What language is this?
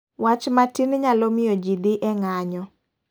Luo (Kenya and Tanzania)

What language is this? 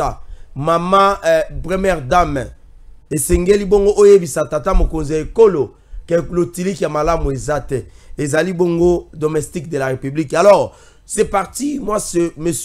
French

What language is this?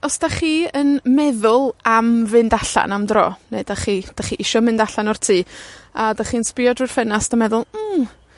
Welsh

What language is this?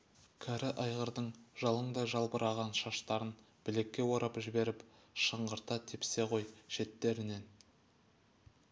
Kazakh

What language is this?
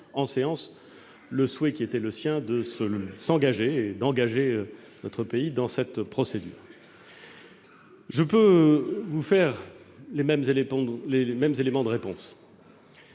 French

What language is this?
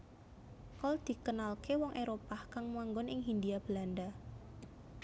Javanese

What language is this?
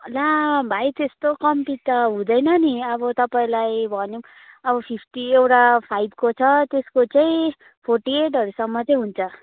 Nepali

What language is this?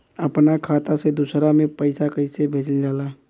Bhojpuri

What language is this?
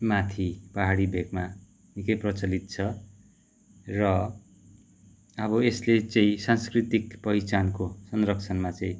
Nepali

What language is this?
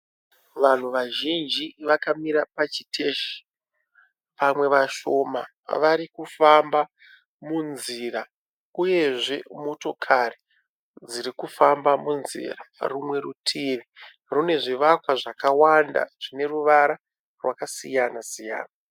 Shona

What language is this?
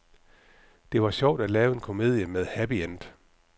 Danish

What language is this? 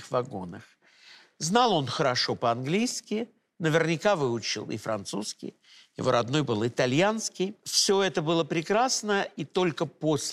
Russian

